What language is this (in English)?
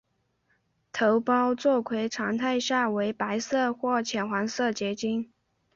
Chinese